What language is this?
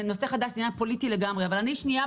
Hebrew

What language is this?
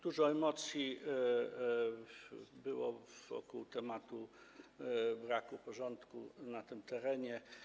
Polish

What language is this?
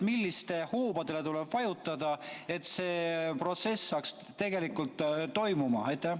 Estonian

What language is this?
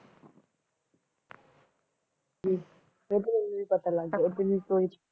Punjabi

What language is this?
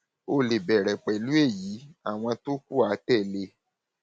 Yoruba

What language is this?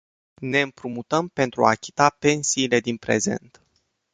Romanian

